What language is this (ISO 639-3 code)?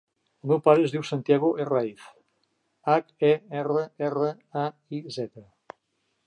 cat